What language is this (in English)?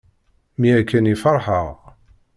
Kabyle